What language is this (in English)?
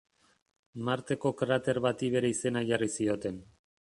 Basque